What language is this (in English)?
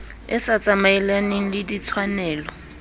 Southern Sotho